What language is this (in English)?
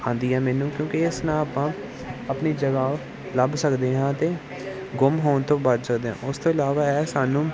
Punjabi